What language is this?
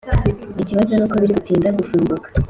Kinyarwanda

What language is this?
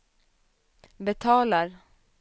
Swedish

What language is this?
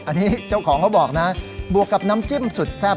Thai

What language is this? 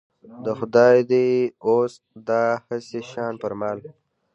Pashto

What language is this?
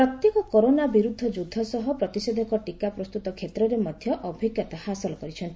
Odia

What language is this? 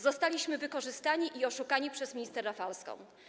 Polish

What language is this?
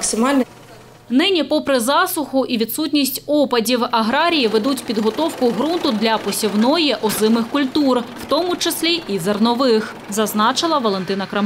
Ukrainian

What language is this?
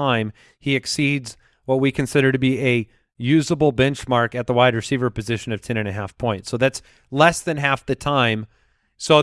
English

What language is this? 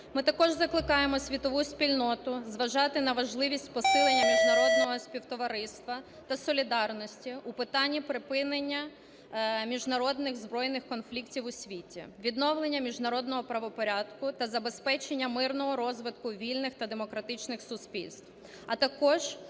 Ukrainian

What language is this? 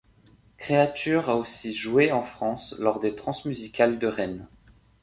French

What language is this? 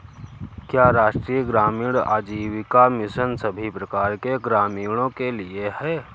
Hindi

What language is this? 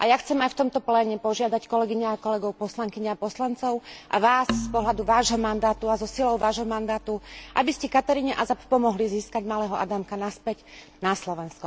Slovak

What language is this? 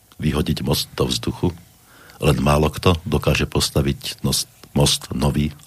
Slovak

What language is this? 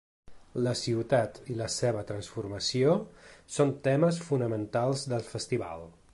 Catalan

